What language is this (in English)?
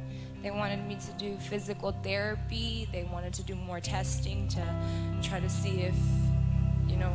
English